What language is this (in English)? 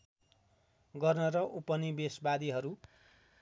Nepali